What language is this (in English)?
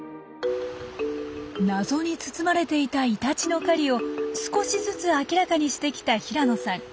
Japanese